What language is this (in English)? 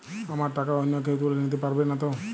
Bangla